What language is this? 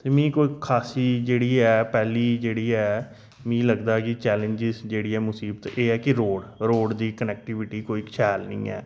Dogri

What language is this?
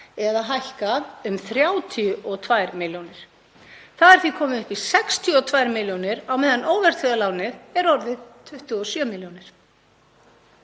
Icelandic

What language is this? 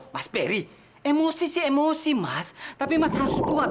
Indonesian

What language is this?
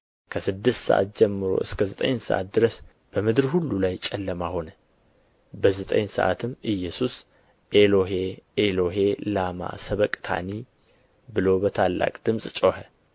Amharic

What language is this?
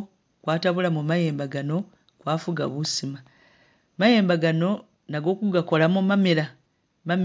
Masaaba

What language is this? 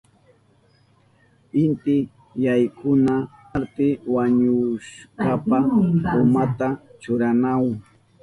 Southern Pastaza Quechua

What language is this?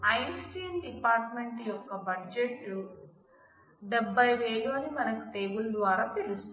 Telugu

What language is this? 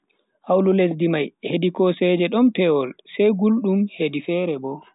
Bagirmi Fulfulde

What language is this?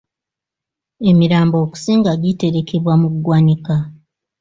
Ganda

